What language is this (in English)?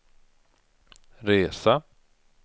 Swedish